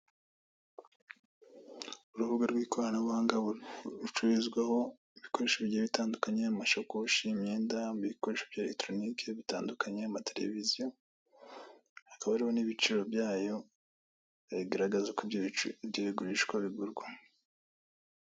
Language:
Kinyarwanda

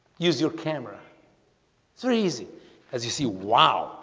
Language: English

